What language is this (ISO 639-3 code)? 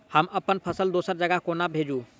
mai